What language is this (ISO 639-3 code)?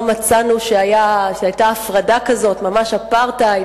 heb